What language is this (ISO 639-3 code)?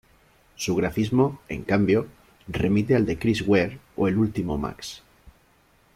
spa